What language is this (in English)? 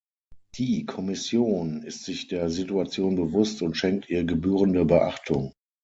German